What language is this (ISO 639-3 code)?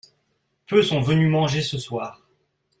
fra